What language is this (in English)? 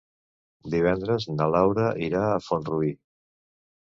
Catalan